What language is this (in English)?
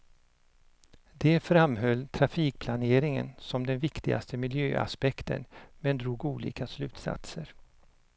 Swedish